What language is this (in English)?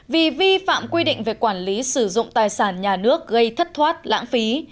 Vietnamese